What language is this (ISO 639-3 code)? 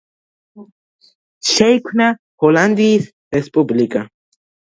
kat